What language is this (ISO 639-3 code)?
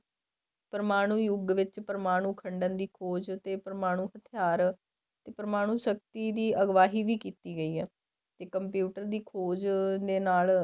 pan